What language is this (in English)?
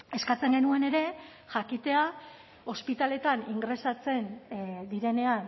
Basque